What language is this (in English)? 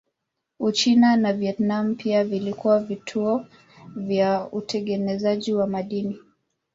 Swahili